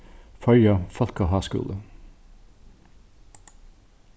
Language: Faroese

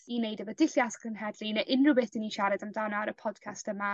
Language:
Welsh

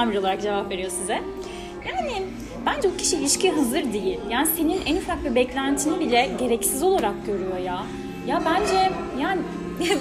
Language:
Turkish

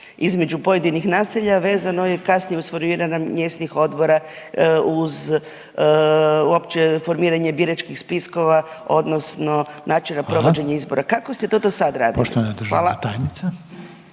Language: Croatian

